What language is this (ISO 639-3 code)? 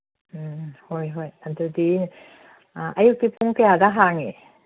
mni